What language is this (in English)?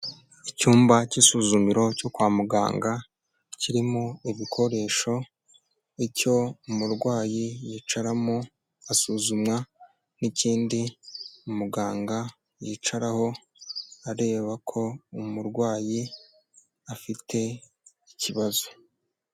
Kinyarwanda